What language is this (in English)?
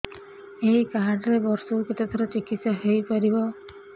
Odia